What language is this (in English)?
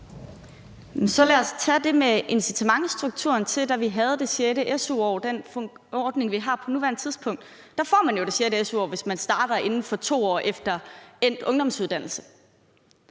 Danish